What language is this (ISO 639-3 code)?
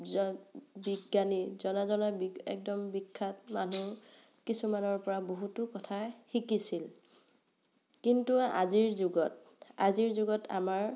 asm